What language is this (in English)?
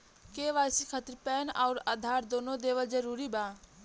Bhojpuri